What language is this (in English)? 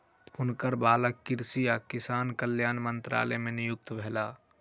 Maithili